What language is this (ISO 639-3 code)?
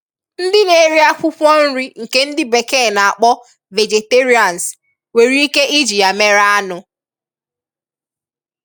ibo